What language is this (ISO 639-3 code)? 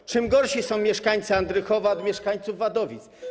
pol